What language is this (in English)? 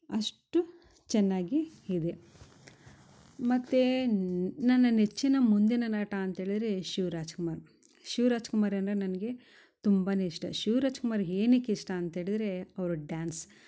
Kannada